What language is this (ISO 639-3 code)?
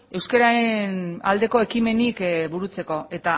eus